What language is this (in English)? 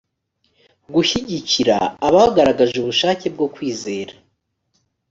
Kinyarwanda